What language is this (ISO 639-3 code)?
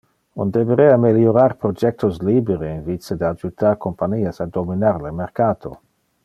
ina